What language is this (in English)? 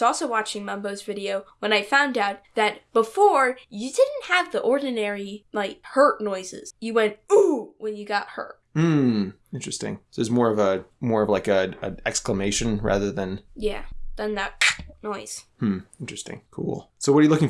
English